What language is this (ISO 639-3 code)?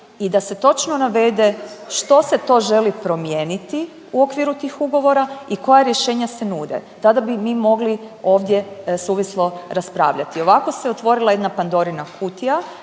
hrv